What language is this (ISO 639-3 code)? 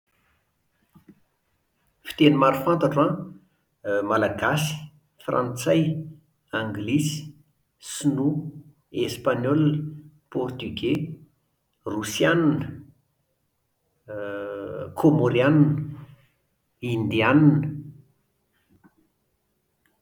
mlg